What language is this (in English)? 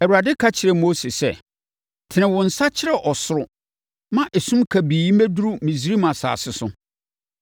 Akan